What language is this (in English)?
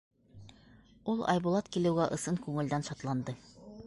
Bashkir